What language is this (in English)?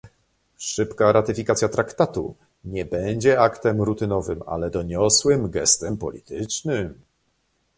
Polish